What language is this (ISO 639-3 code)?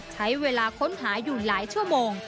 tha